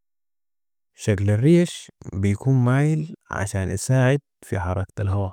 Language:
Sudanese Arabic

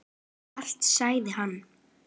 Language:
Icelandic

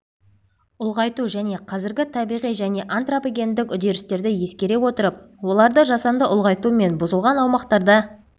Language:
Kazakh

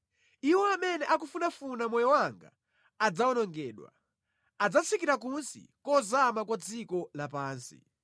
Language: Nyanja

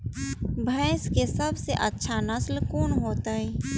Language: Maithili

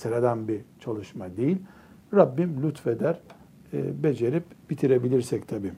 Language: Turkish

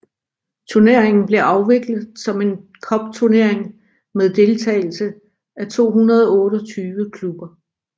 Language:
Danish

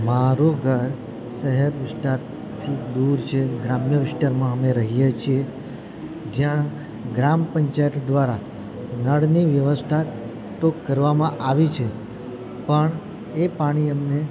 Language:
Gujarati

